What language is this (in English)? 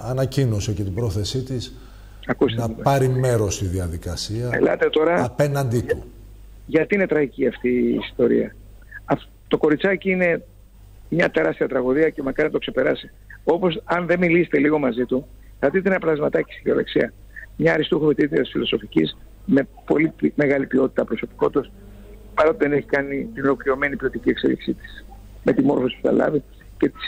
Greek